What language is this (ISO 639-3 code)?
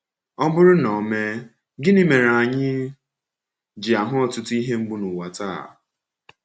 ibo